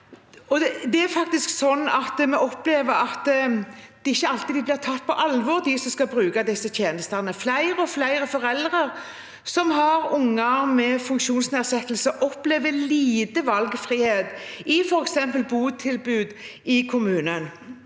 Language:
Norwegian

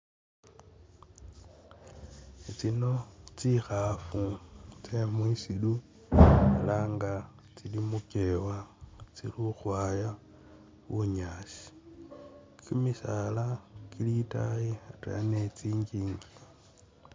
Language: Masaaba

